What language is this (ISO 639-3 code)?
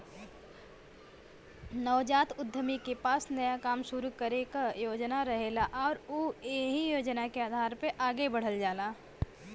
bho